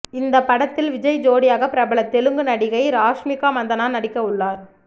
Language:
Tamil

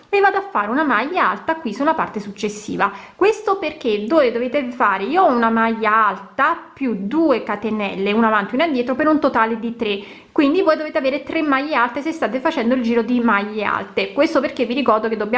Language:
Italian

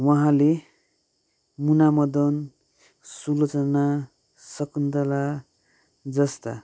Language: Nepali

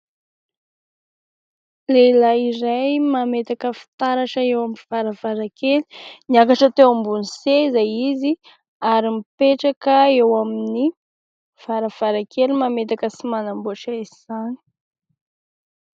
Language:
Malagasy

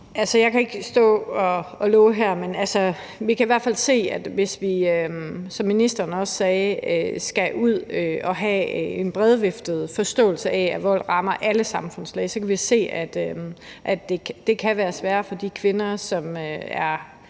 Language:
Danish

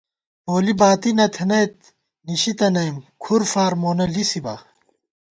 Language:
Gawar-Bati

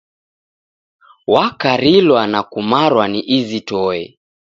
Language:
Taita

